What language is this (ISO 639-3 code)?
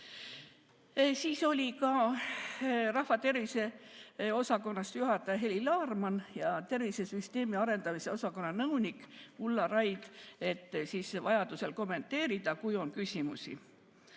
est